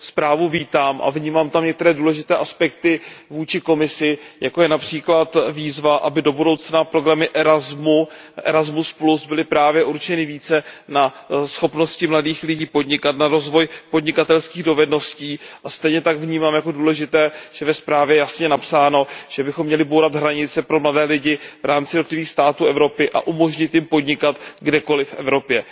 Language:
Czech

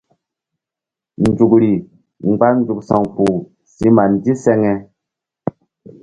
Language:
Mbum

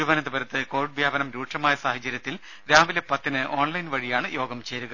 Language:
Malayalam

